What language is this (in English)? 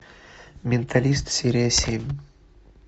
Russian